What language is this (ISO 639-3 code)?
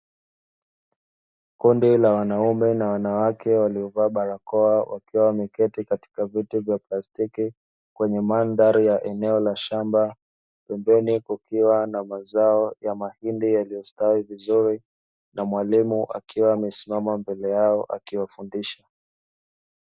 swa